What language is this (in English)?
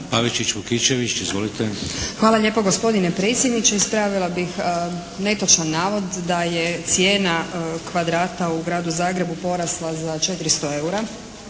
Croatian